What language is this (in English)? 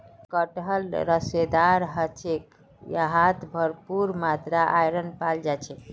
Magahi